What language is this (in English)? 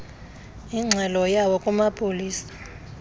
Xhosa